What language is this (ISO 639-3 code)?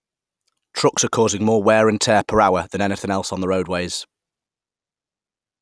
eng